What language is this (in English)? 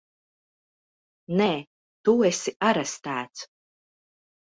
Latvian